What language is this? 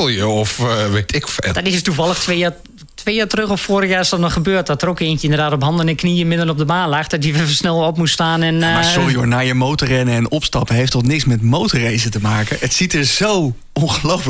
Dutch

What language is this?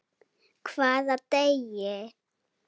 Icelandic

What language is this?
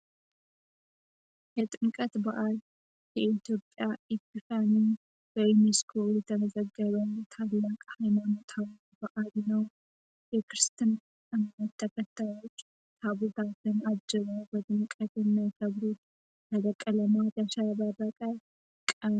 Amharic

